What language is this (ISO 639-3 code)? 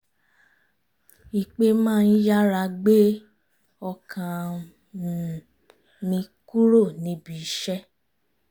yor